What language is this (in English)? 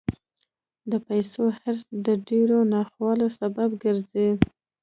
Pashto